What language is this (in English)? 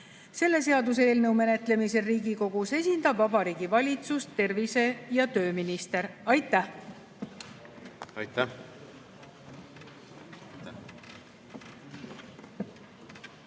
Estonian